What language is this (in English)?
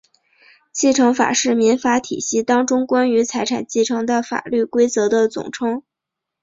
Chinese